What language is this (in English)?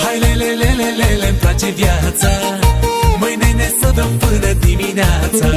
Romanian